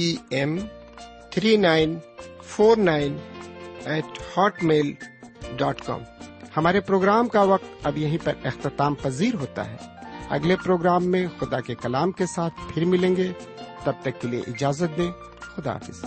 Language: Urdu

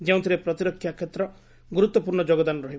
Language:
Odia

